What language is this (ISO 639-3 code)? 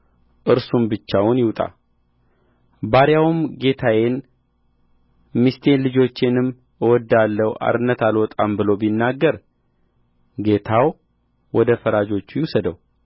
amh